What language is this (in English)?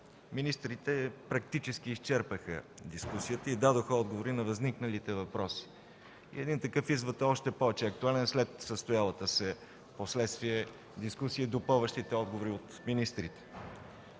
Bulgarian